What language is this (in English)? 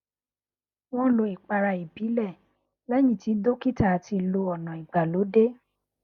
Yoruba